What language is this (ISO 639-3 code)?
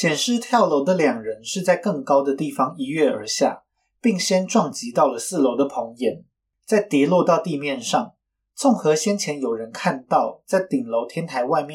zho